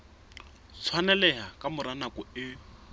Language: Southern Sotho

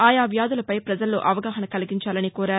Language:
Telugu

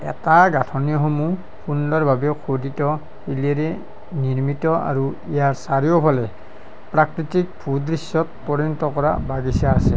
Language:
Assamese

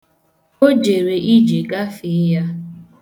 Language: Igbo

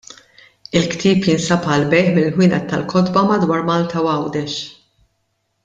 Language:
Maltese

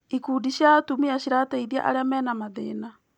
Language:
Kikuyu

